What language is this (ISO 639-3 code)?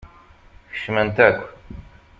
kab